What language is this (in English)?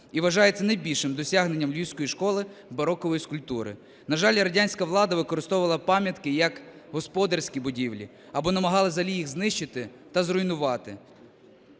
Ukrainian